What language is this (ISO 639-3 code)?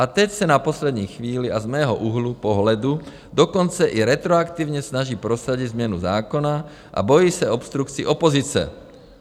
ces